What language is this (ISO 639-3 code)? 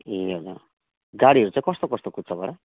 nep